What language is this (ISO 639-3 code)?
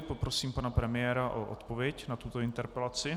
ces